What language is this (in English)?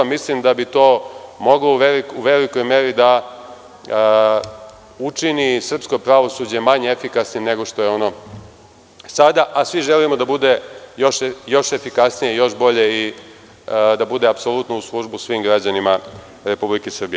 Serbian